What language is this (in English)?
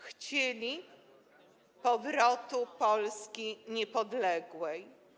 Polish